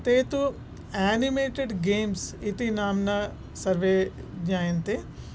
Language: Sanskrit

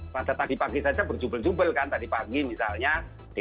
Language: Indonesian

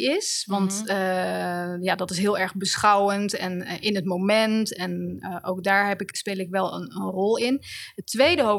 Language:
Dutch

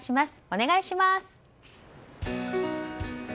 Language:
Japanese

